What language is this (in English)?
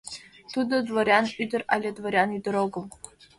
Mari